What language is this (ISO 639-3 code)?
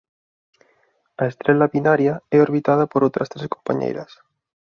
glg